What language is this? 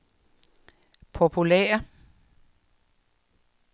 Danish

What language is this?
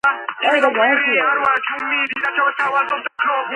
Georgian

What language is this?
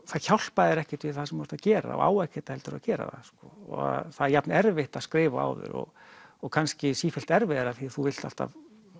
Icelandic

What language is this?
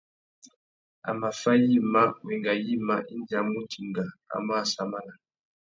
Tuki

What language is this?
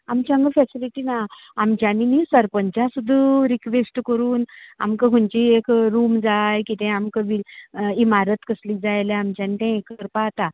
Konkani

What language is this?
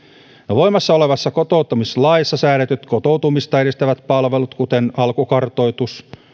Finnish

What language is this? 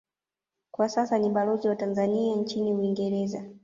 Swahili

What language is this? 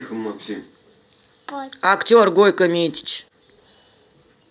Russian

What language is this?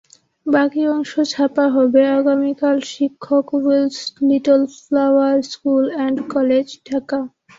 Bangla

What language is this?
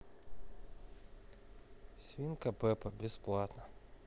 Russian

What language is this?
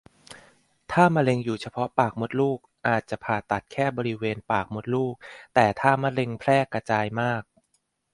Thai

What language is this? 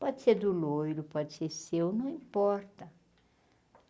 Portuguese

